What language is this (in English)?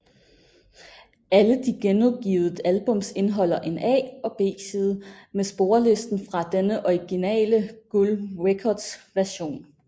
Danish